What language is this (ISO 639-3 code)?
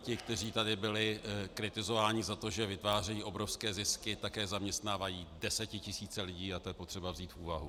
ces